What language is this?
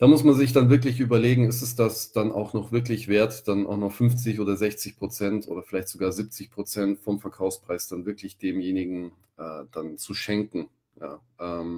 German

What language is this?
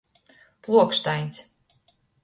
Latgalian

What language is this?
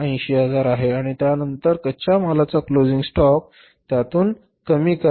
Marathi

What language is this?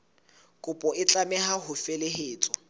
Southern Sotho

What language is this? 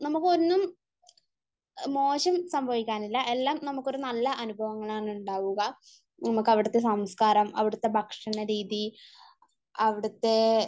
Malayalam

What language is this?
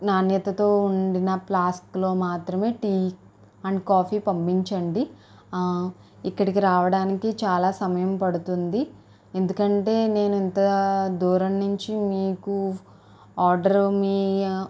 Telugu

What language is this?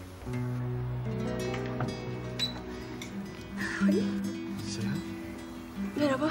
Turkish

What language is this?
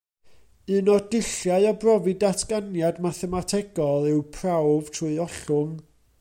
Welsh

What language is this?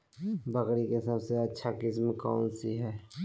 Magahi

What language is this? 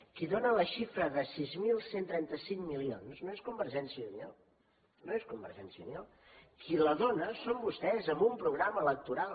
Catalan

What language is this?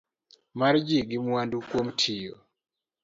Luo (Kenya and Tanzania)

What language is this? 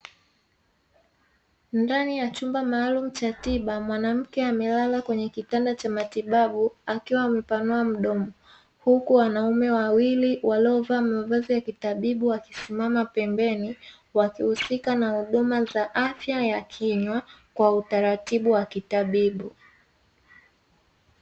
Swahili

